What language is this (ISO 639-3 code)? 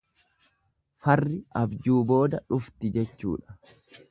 orm